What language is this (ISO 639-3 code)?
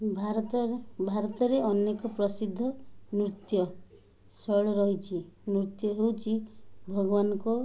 ori